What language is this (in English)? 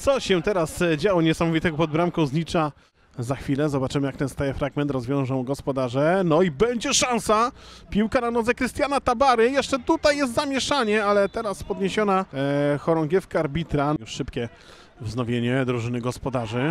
Polish